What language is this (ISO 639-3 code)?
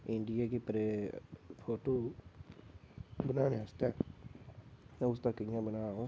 doi